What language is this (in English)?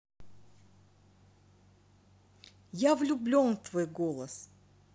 Russian